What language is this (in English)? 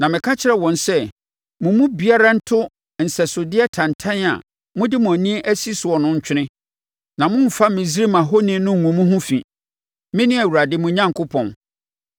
Akan